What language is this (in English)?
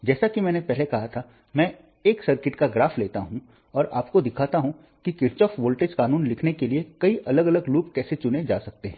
Hindi